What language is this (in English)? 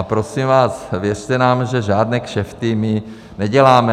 Czech